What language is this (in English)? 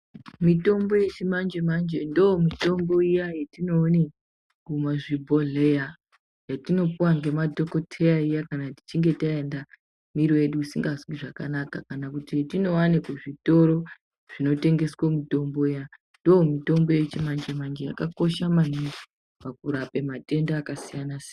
Ndau